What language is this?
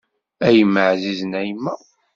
Kabyle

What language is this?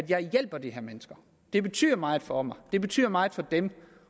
Danish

